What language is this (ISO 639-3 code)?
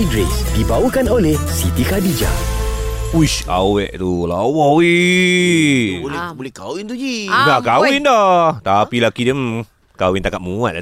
msa